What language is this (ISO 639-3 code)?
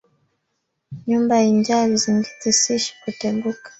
swa